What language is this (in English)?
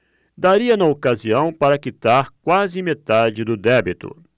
Portuguese